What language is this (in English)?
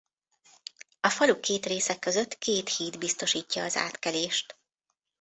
Hungarian